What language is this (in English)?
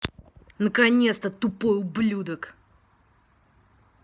Russian